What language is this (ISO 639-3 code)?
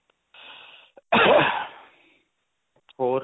pan